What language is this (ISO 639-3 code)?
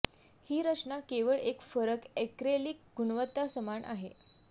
mar